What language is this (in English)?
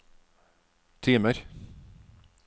Norwegian